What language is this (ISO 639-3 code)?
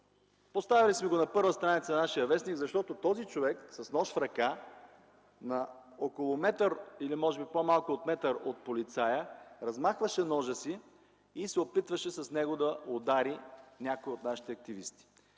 bul